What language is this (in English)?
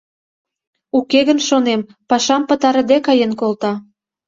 Mari